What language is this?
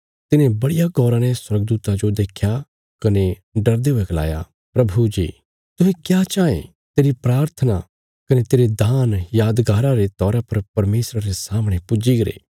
Bilaspuri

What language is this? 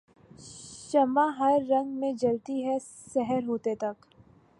Urdu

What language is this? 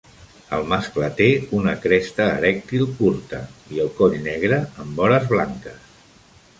Catalan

